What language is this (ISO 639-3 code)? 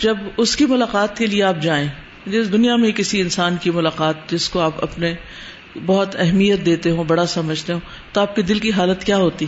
urd